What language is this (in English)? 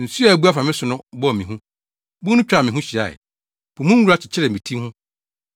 Akan